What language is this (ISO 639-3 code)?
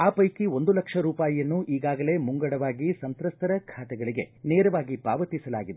kan